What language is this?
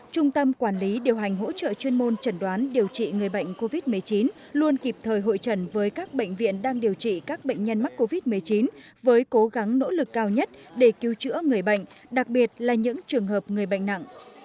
Vietnamese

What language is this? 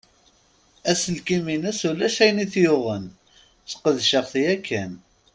Kabyle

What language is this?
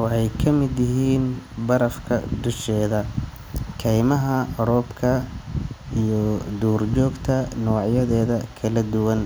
Somali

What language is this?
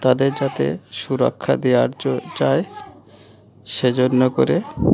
Bangla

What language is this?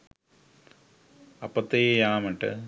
Sinhala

